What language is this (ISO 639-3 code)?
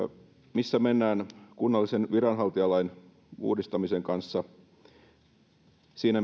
fin